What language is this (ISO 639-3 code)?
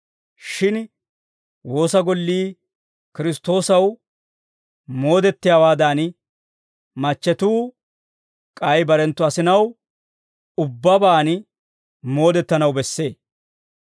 dwr